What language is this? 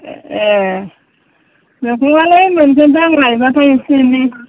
Bodo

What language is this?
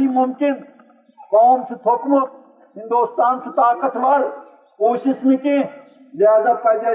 Urdu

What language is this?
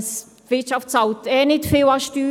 Swiss German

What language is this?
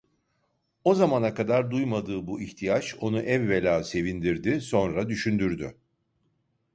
Turkish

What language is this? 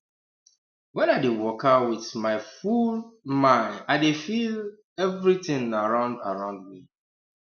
Nigerian Pidgin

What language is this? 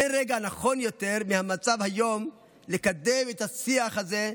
Hebrew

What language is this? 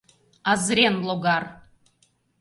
Mari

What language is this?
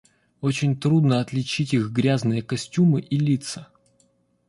Russian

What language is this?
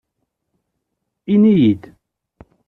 Kabyle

